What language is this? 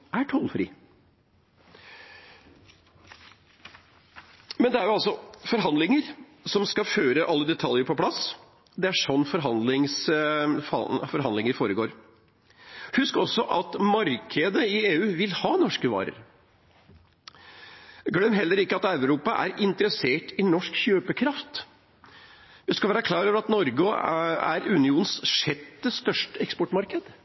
Norwegian Bokmål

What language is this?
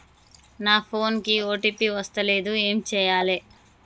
Telugu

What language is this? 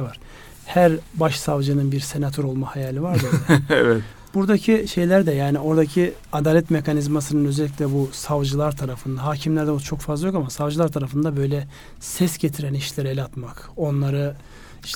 Turkish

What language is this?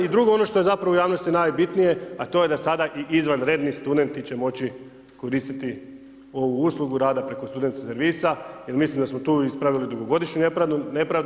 Croatian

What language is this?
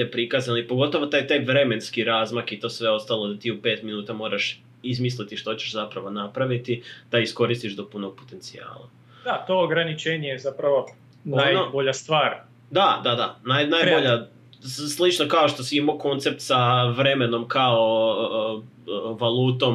Croatian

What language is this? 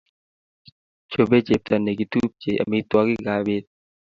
Kalenjin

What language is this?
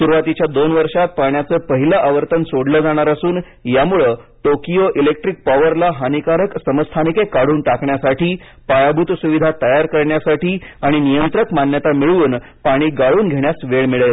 Marathi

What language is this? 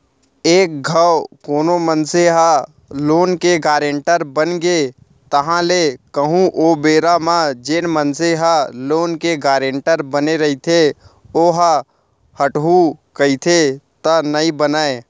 Chhattisgarhi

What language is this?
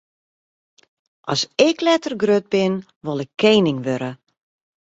Western Frisian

